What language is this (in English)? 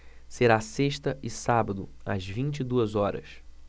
Portuguese